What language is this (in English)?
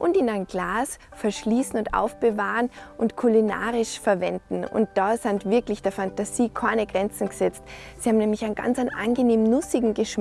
German